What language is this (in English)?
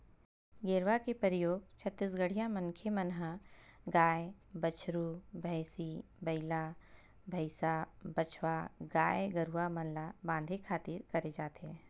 Chhattisgarhi